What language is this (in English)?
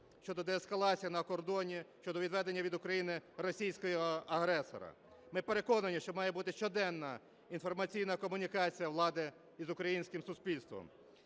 Ukrainian